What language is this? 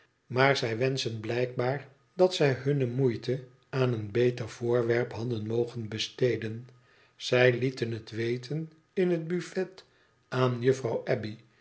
Dutch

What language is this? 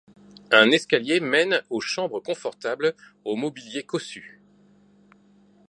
French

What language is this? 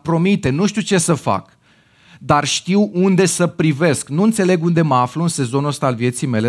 Romanian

